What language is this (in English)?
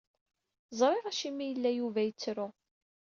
Kabyle